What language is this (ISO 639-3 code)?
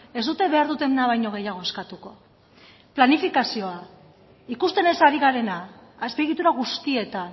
eus